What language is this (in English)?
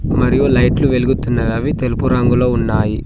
Telugu